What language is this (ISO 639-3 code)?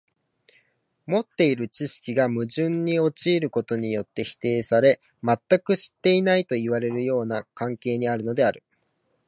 jpn